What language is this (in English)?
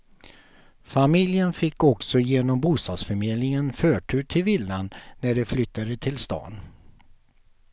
Swedish